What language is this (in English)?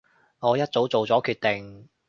Cantonese